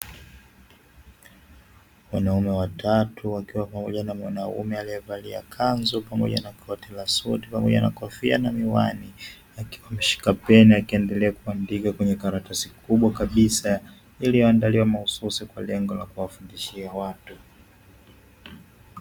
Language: Swahili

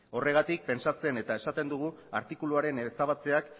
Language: Basque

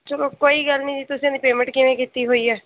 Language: Punjabi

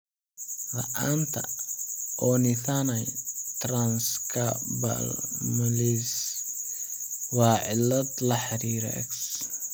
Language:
Somali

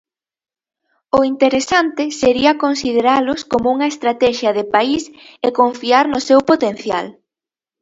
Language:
Galician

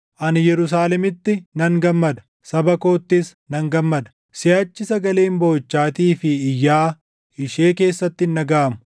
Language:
Oromo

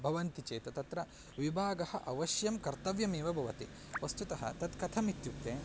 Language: Sanskrit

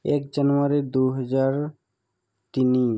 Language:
Assamese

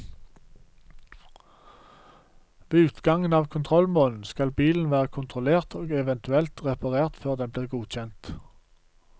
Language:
Norwegian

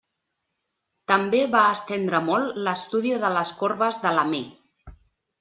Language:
Catalan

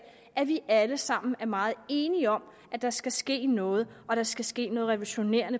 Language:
Danish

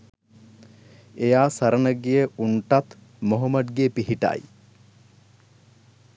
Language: Sinhala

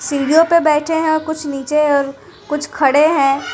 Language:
Hindi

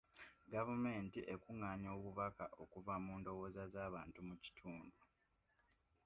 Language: Ganda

